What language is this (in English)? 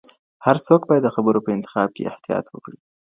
Pashto